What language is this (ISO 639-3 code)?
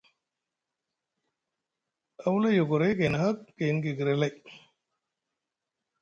mug